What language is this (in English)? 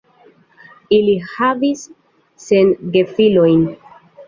Esperanto